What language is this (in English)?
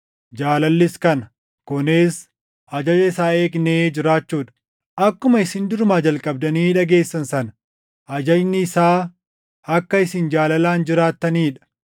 Oromo